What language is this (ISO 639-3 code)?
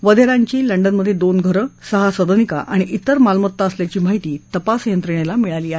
mar